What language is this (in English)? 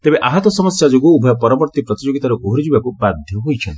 Odia